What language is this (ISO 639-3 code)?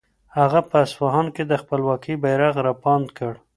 pus